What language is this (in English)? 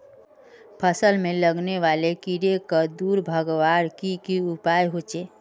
Magahi